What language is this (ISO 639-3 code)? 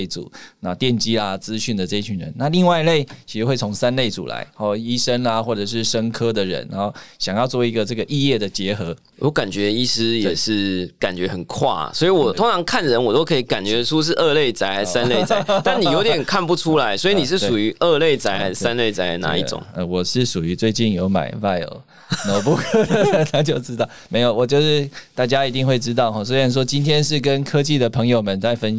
zho